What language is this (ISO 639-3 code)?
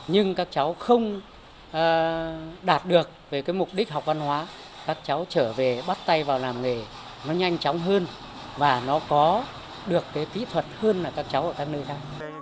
vie